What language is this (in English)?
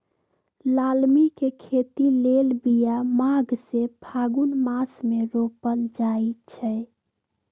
Magahi